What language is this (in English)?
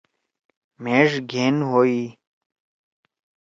Torwali